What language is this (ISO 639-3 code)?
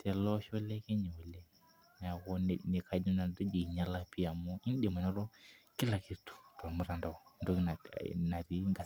mas